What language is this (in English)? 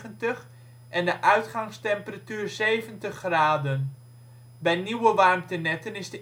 Dutch